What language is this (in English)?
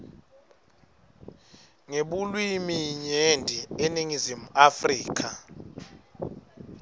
Swati